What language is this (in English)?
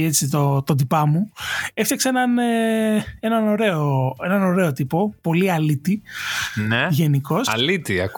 Greek